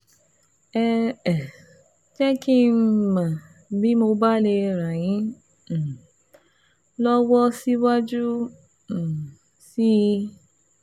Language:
Yoruba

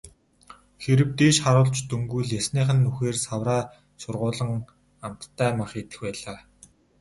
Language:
Mongolian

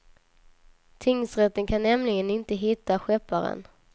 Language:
Swedish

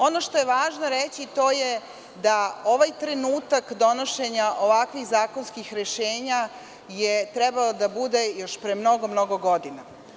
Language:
Serbian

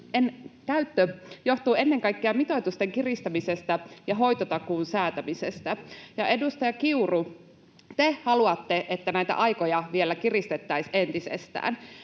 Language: Finnish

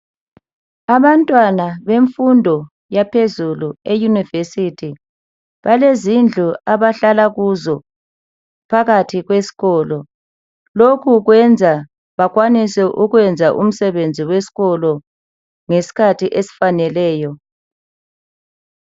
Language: North Ndebele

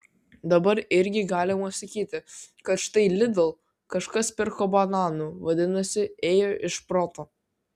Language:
Lithuanian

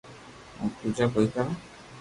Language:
Loarki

